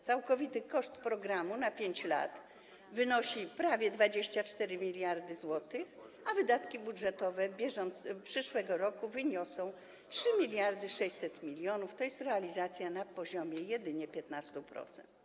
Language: Polish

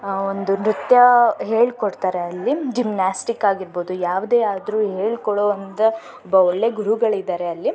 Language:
Kannada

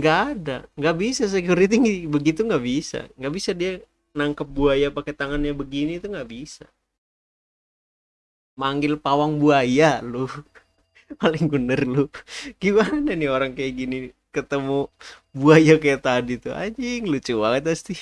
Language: Indonesian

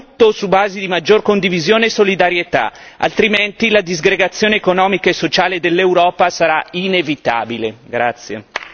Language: Italian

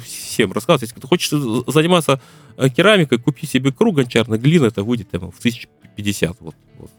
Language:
Russian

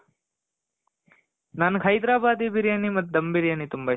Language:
Kannada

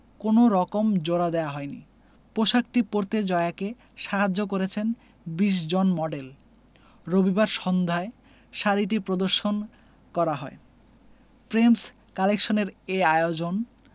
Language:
Bangla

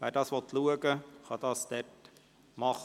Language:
Swiss German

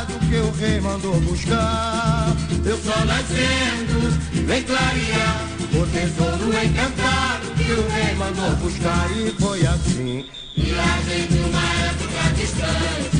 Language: Portuguese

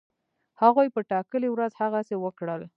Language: Pashto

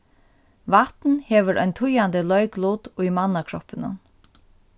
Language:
Faroese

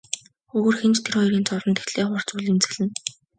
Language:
Mongolian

